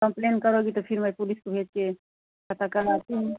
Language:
Hindi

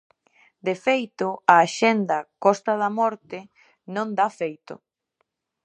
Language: Galician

